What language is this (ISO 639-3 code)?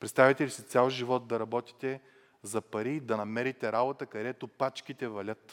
bul